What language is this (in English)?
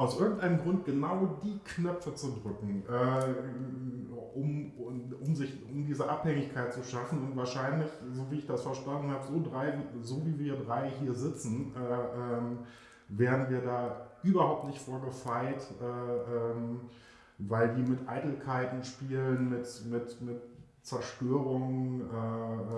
German